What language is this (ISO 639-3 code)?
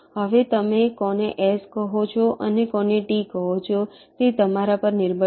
guj